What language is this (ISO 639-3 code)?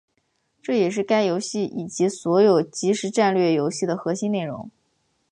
zho